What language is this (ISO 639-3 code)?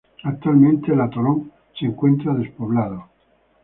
spa